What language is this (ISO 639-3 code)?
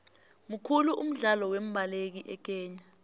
nbl